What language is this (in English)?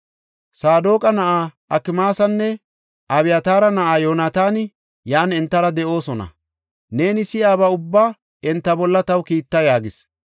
Gofa